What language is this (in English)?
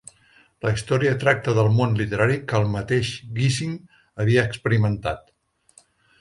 Catalan